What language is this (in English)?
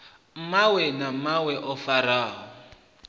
Venda